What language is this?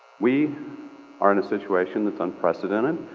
English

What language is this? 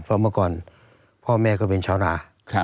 Thai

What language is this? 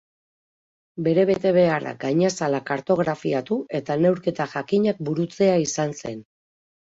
Basque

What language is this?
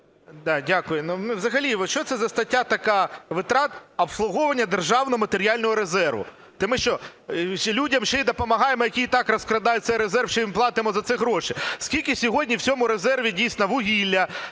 Ukrainian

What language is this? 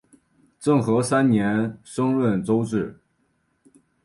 Chinese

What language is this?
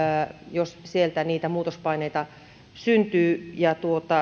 Finnish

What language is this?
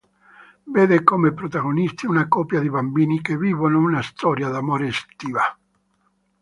Italian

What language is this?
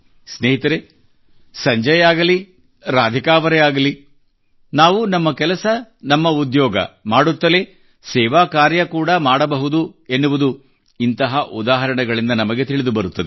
Kannada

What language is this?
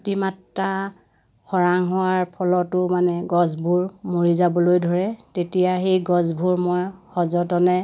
Assamese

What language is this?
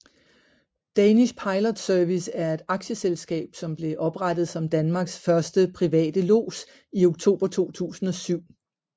Danish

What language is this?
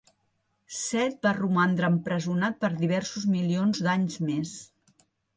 Catalan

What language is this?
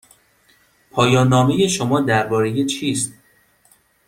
Persian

